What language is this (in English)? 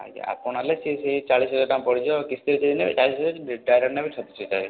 Odia